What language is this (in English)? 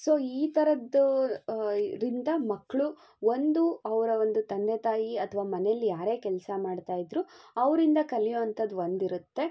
Kannada